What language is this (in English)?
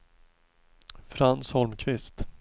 Swedish